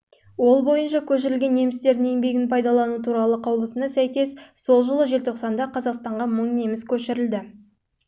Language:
Kazakh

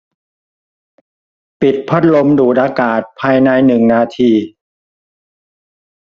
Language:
Thai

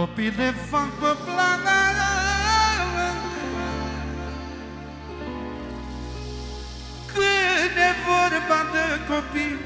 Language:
Romanian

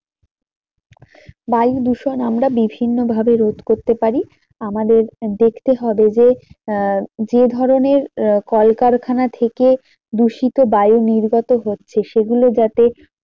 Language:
Bangla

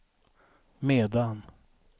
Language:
Swedish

